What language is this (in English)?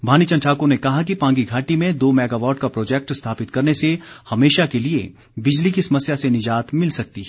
Hindi